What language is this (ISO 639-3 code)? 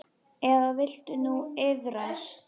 isl